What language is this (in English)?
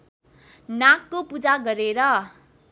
Nepali